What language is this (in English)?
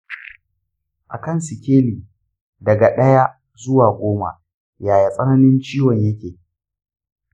Hausa